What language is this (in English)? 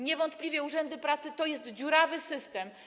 Polish